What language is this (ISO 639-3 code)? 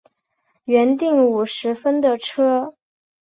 zho